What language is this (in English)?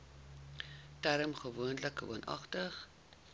Afrikaans